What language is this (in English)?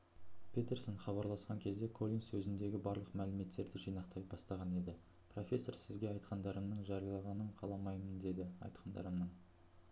Kazakh